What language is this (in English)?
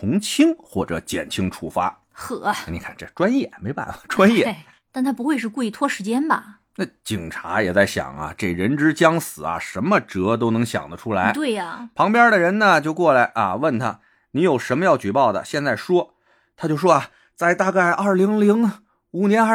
Chinese